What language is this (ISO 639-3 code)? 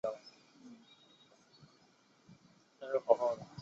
zho